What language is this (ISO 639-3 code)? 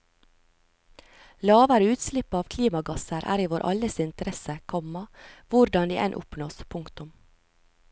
nor